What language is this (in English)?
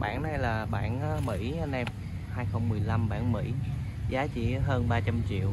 Vietnamese